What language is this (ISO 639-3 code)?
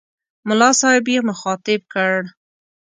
pus